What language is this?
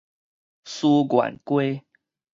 Min Nan Chinese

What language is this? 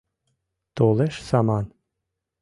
Mari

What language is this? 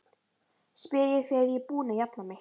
Icelandic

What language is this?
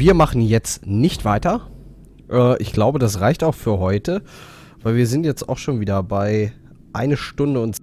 German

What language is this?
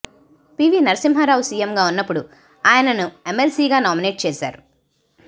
Telugu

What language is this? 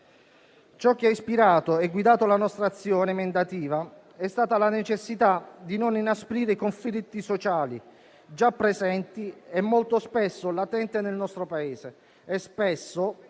Italian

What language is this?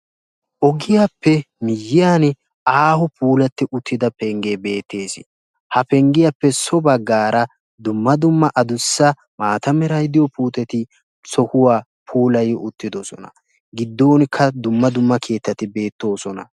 Wolaytta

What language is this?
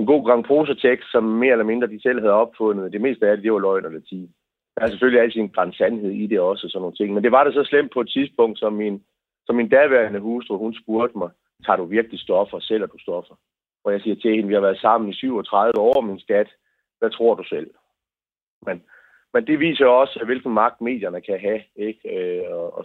Danish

